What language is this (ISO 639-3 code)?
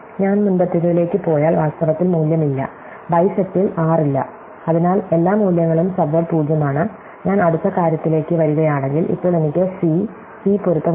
mal